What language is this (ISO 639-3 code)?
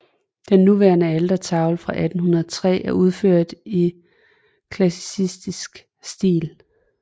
dan